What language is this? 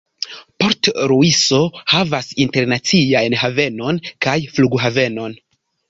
Esperanto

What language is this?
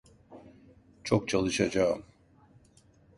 Turkish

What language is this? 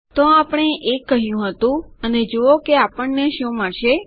Gujarati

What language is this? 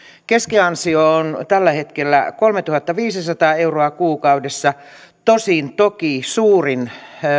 Finnish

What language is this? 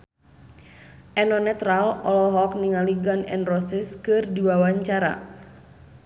Sundanese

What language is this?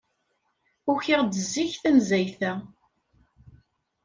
Kabyle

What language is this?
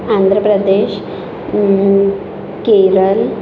Marathi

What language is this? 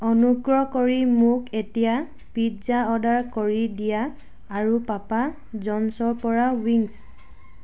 Assamese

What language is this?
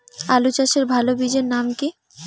Bangla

